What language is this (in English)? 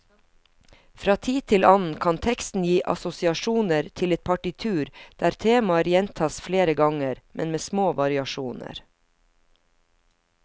Norwegian